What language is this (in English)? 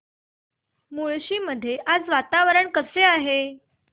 Marathi